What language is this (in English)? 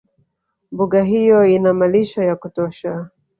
Swahili